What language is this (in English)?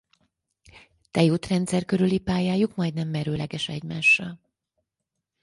Hungarian